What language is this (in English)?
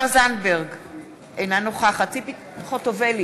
Hebrew